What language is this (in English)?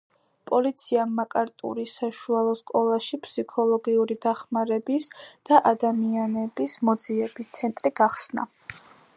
Georgian